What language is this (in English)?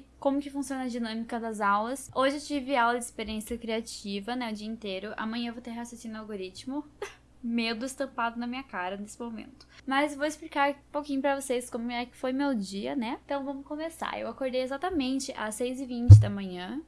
Portuguese